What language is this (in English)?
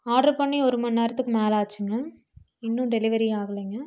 Tamil